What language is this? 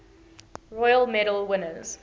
English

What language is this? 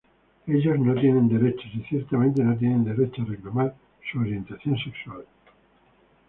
Spanish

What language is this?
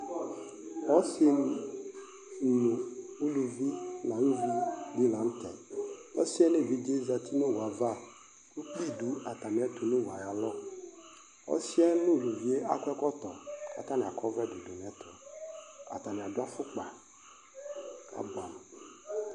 Ikposo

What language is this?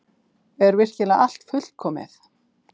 Icelandic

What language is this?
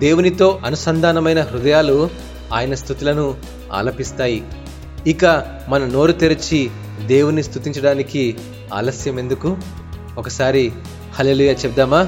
Telugu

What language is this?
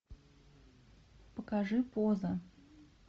Russian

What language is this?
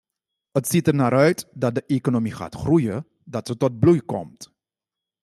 Dutch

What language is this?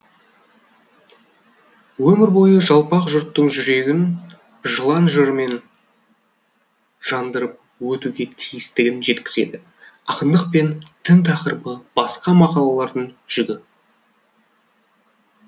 Kazakh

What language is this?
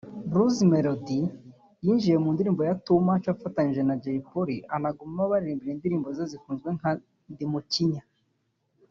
Kinyarwanda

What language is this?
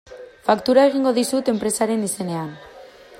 Basque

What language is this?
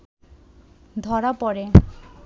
Bangla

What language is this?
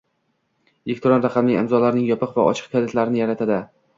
Uzbek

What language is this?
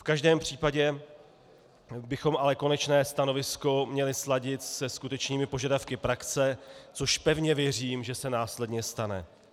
Czech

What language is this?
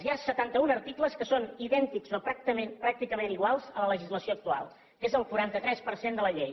Catalan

